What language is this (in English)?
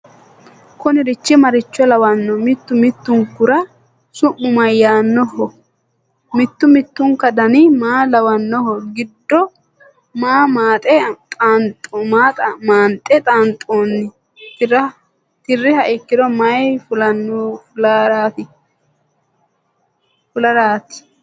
Sidamo